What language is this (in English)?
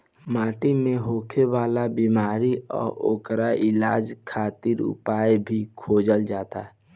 Bhojpuri